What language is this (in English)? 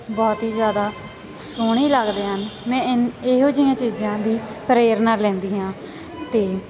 Punjabi